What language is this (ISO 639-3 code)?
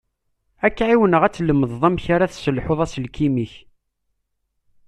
kab